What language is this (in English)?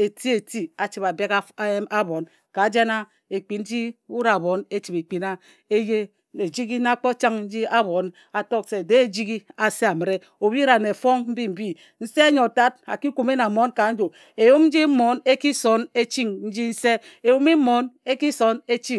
Ejagham